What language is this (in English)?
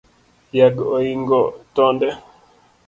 Luo (Kenya and Tanzania)